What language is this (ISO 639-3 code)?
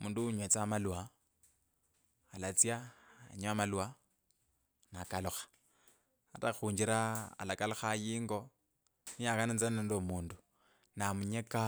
lkb